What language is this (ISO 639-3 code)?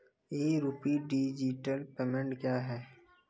mai